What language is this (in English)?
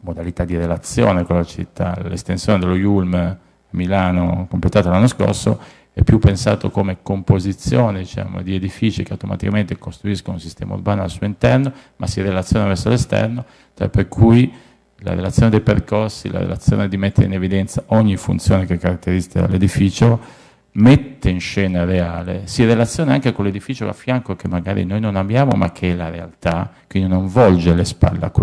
Italian